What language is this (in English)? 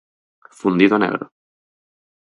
Galician